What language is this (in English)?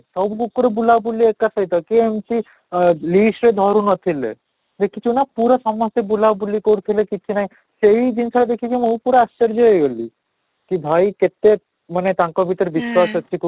Odia